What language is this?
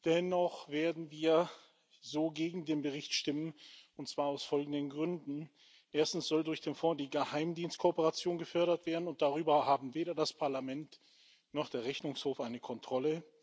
German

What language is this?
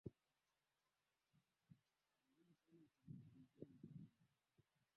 Swahili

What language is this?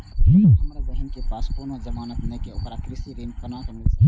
Maithili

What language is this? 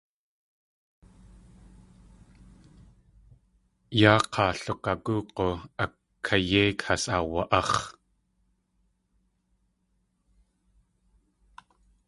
Tlingit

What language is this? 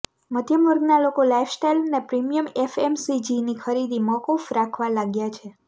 Gujarati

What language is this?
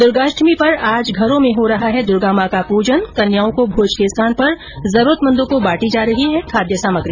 Hindi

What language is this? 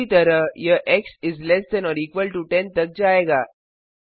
Hindi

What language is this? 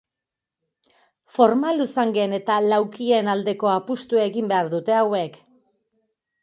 Basque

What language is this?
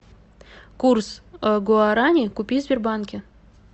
Russian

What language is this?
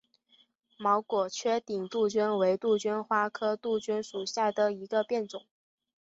Chinese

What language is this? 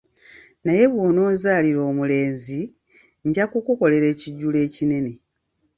Ganda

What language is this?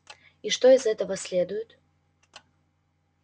Russian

